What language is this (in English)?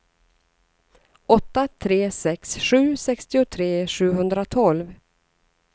Swedish